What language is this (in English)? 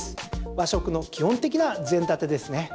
Japanese